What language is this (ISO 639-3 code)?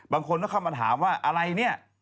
tha